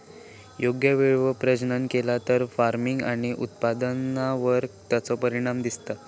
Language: Marathi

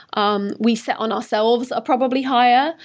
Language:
English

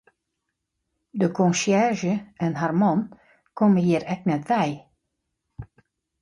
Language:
Western Frisian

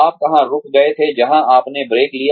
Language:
Hindi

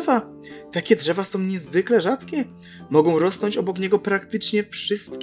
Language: Polish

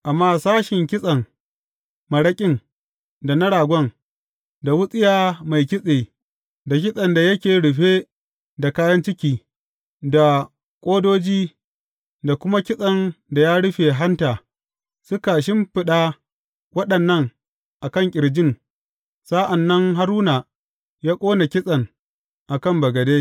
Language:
Hausa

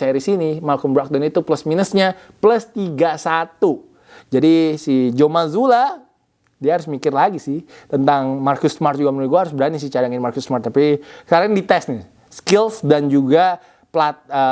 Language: Indonesian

